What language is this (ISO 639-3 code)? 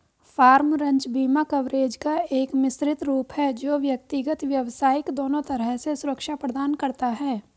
hin